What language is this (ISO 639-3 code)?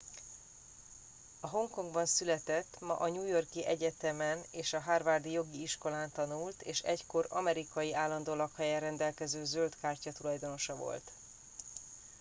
hun